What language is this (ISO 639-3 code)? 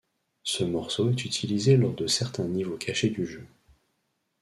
fra